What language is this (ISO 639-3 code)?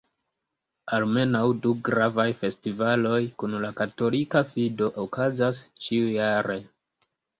epo